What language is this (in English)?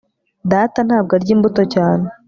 Kinyarwanda